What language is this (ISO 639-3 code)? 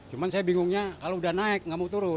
ind